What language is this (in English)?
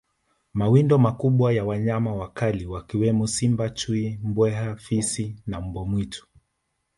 Swahili